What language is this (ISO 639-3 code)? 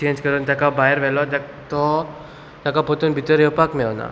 kok